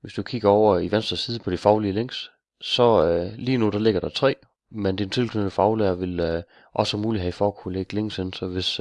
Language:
Danish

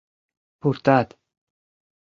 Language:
Mari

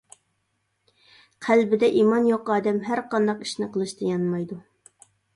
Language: Uyghur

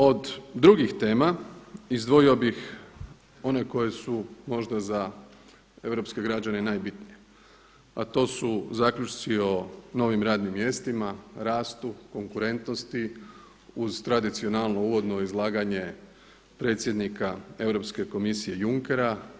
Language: Croatian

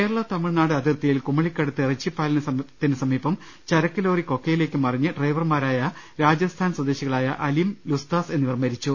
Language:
Malayalam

